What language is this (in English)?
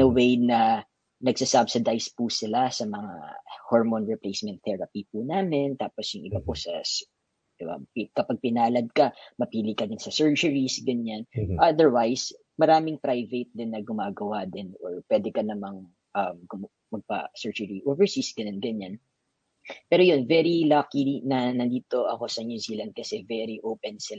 Filipino